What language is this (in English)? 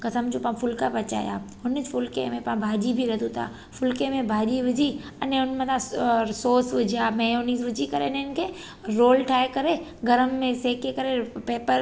Sindhi